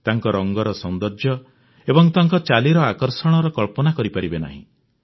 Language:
Odia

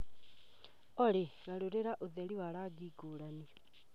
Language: Kikuyu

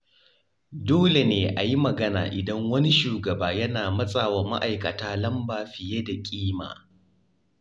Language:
Hausa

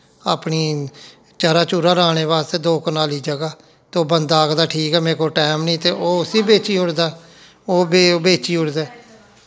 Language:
Dogri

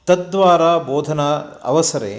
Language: Sanskrit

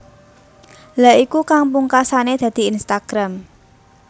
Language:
Javanese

